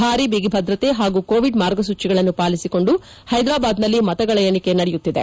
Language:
Kannada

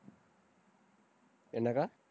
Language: Tamil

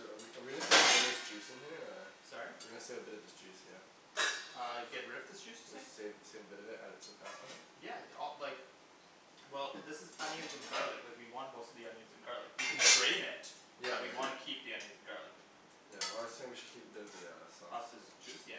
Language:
English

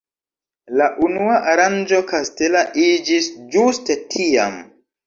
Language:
Esperanto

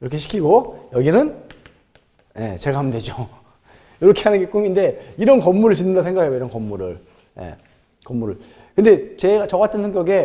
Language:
Korean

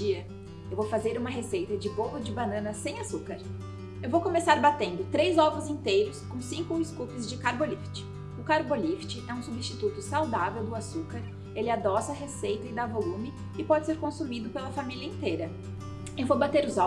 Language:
Portuguese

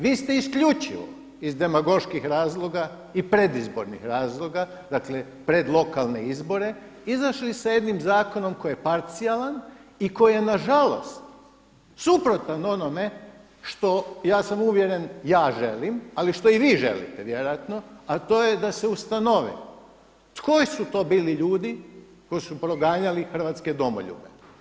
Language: Croatian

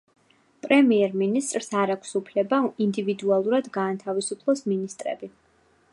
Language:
Georgian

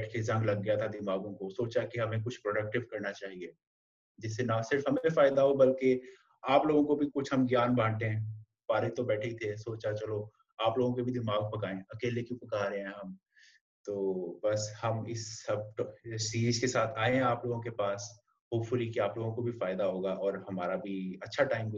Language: Urdu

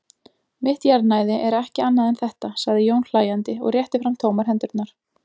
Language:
Icelandic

